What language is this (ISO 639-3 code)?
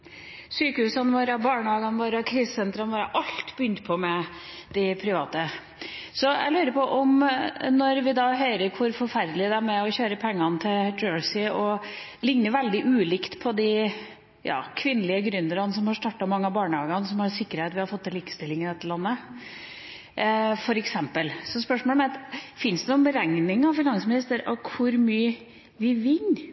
nob